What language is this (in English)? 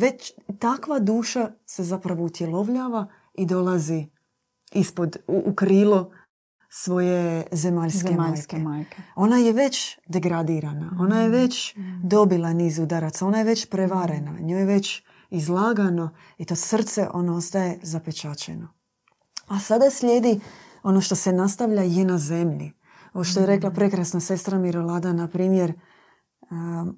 Croatian